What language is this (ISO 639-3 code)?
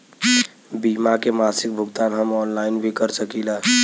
bho